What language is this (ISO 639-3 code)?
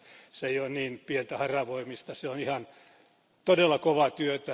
fin